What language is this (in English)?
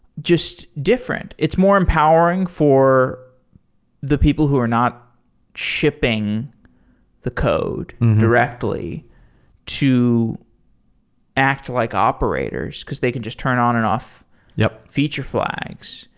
English